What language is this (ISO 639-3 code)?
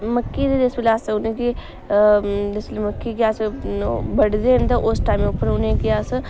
doi